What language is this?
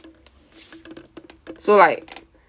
English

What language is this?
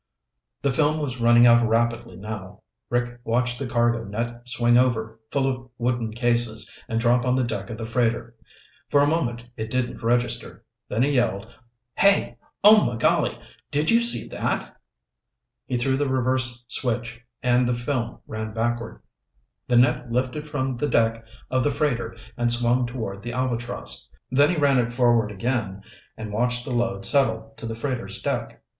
English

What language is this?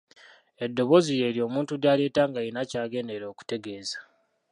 Ganda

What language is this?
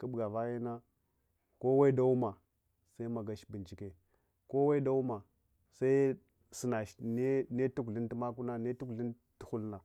Hwana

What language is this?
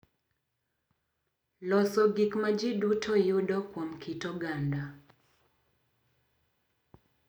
Luo (Kenya and Tanzania)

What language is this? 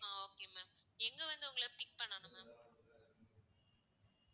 Tamil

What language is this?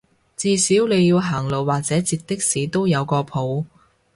Cantonese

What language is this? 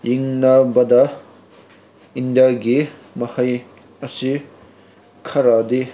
Manipuri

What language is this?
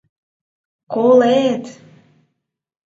Mari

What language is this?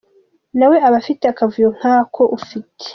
Kinyarwanda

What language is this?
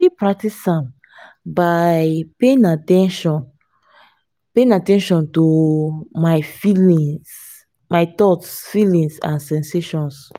Nigerian Pidgin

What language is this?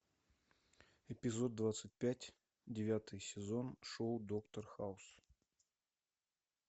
Russian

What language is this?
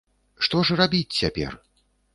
Belarusian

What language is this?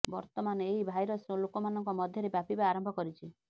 Odia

